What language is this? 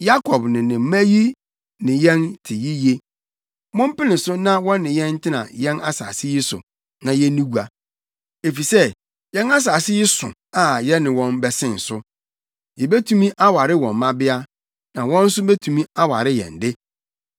Akan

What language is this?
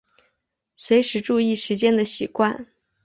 Chinese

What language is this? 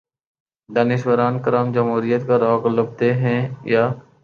Urdu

